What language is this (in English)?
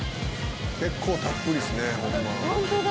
Japanese